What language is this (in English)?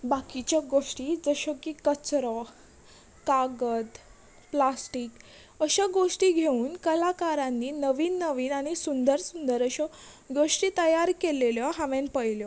Konkani